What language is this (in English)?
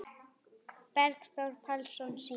Icelandic